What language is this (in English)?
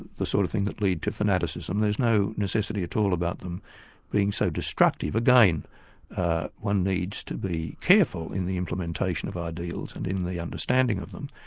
English